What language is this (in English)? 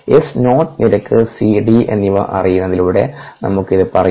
Malayalam